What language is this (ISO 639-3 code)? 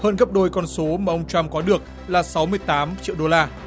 vie